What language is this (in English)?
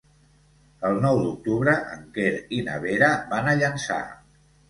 Catalan